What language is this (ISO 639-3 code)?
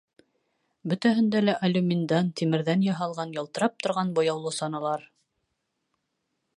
bak